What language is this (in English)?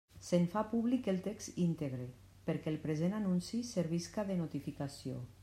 Catalan